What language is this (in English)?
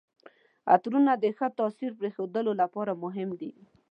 Pashto